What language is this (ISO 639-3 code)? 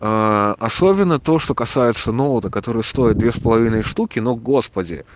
rus